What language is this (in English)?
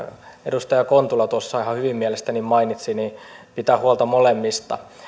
Finnish